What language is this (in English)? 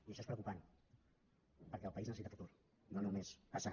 Catalan